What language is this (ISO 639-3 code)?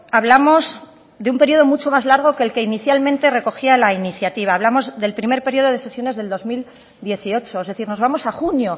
spa